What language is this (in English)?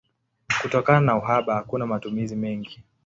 Swahili